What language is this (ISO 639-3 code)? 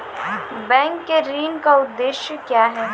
mai